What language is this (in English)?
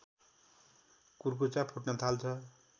Nepali